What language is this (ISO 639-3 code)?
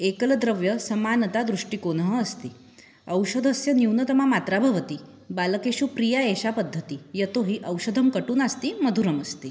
san